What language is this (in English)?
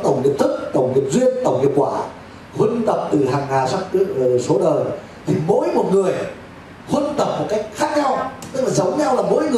Vietnamese